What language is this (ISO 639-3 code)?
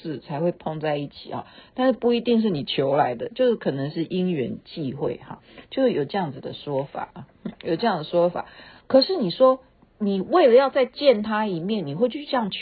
zho